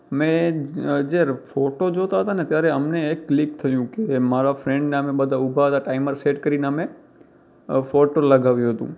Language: Gujarati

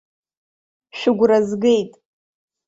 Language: Abkhazian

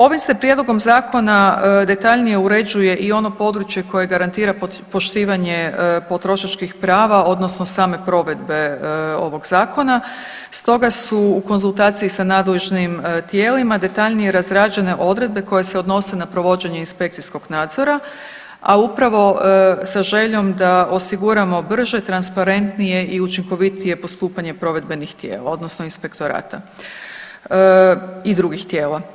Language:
Croatian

